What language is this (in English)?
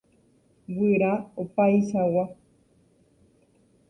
Guarani